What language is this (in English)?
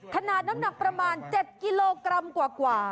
Thai